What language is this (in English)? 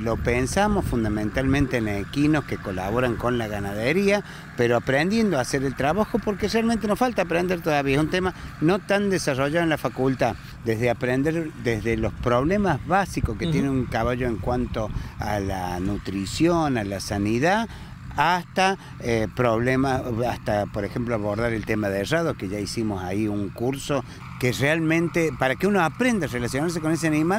Spanish